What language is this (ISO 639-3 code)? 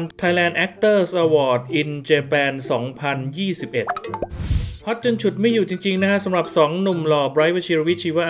tha